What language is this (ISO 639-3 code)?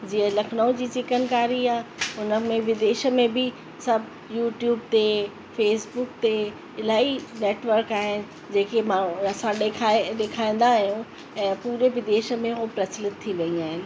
snd